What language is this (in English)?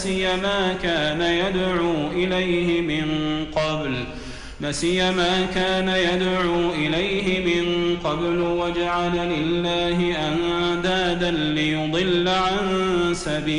Arabic